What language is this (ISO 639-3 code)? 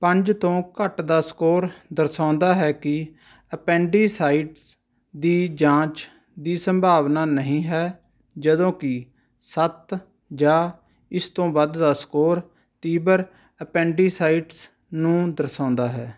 pan